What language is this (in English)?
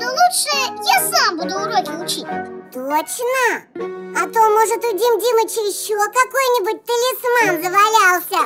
Russian